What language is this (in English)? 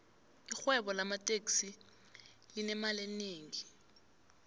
South Ndebele